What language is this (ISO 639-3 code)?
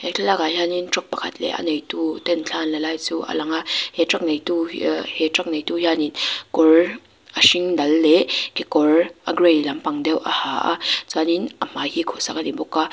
lus